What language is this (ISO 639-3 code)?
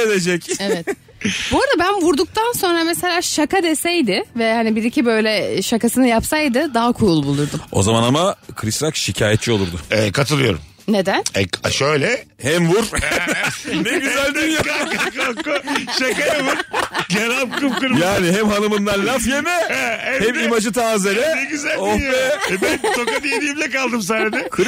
tur